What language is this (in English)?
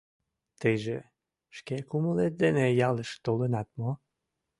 Mari